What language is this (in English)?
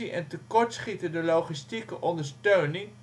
Dutch